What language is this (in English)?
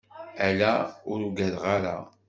Kabyle